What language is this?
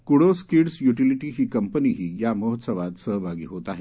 Marathi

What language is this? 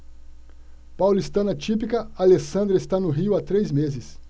Portuguese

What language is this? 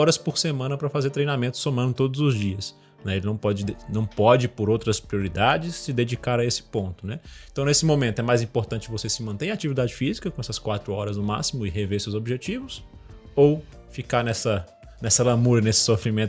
Portuguese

